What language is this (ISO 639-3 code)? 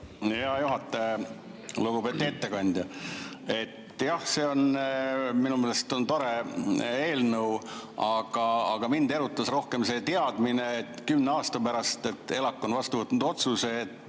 est